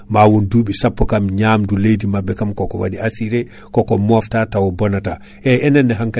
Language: Fula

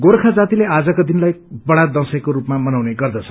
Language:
Nepali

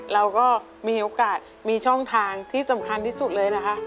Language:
Thai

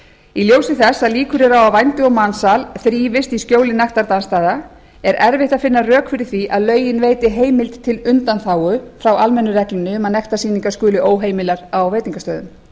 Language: Icelandic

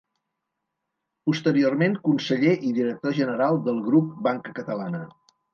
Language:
Catalan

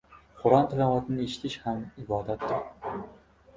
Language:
Uzbek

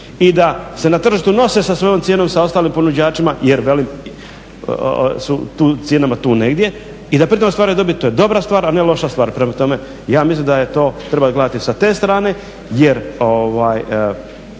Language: Croatian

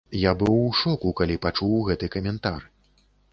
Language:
Belarusian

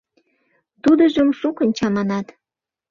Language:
Mari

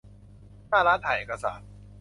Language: Thai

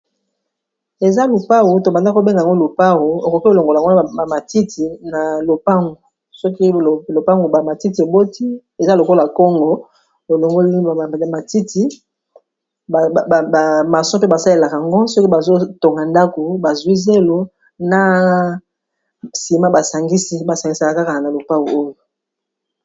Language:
Lingala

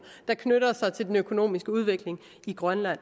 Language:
Danish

